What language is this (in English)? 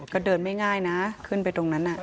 Thai